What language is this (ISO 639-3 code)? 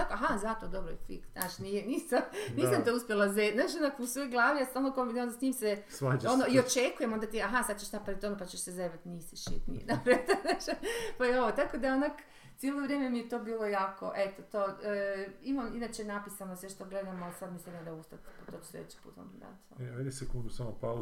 hrv